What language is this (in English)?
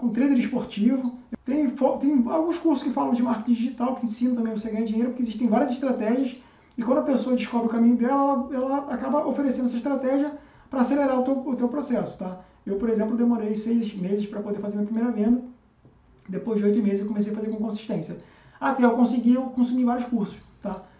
Portuguese